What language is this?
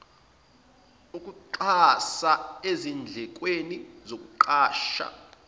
Zulu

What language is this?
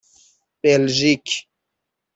Persian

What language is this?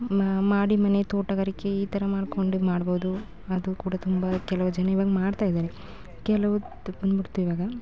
Kannada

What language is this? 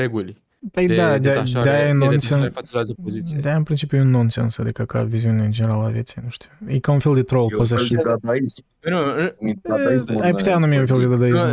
Romanian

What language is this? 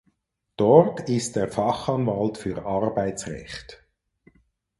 German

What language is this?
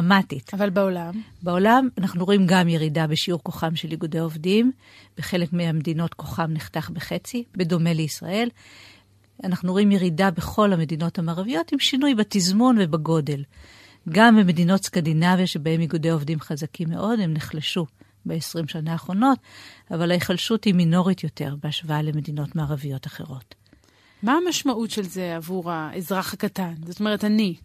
Hebrew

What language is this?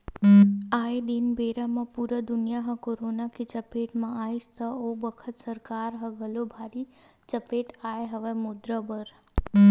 Chhattisgarhi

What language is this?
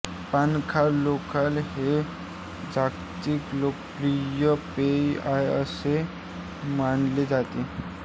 Marathi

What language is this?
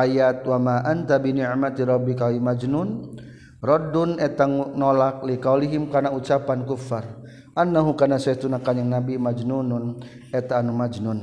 Malay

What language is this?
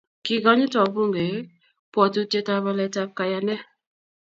Kalenjin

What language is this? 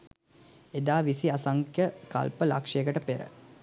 Sinhala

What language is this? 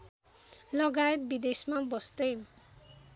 Nepali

